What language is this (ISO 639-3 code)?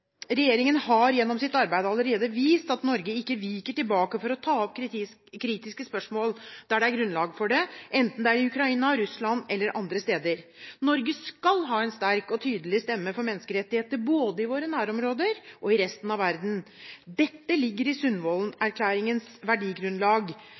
nob